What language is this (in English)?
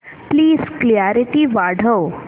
Marathi